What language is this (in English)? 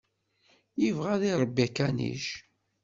Kabyle